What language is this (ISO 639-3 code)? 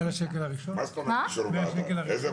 heb